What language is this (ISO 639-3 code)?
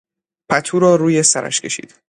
fas